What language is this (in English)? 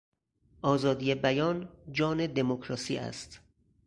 Persian